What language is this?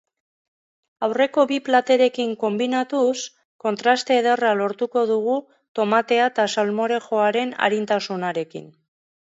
Basque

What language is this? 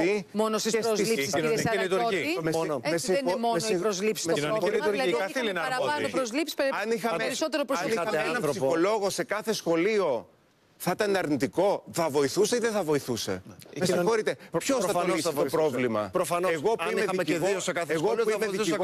Greek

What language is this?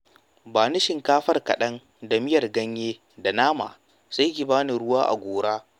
Hausa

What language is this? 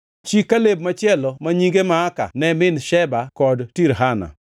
Luo (Kenya and Tanzania)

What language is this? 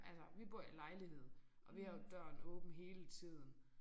Danish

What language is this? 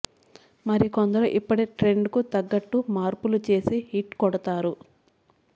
Telugu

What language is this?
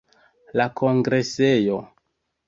Esperanto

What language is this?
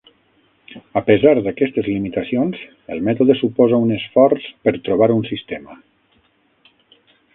Catalan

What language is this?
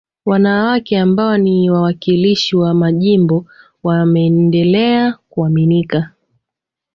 Swahili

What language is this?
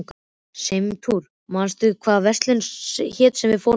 Icelandic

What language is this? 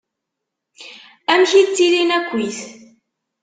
Kabyle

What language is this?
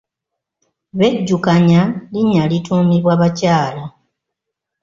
Ganda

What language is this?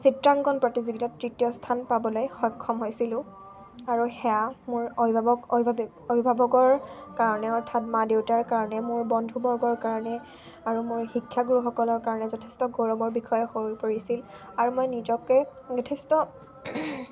Assamese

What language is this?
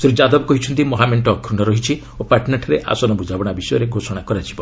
Odia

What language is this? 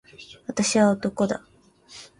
Japanese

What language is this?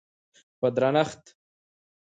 Pashto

